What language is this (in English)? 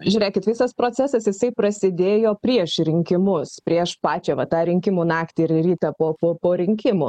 Lithuanian